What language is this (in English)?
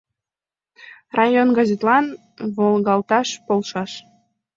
Mari